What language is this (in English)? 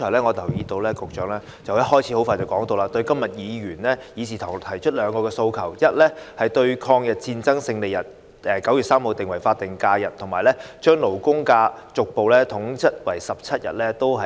Cantonese